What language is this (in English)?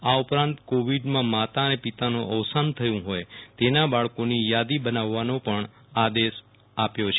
Gujarati